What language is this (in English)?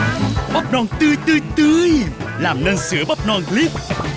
Vietnamese